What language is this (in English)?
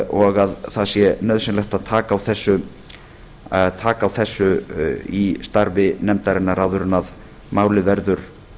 Icelandic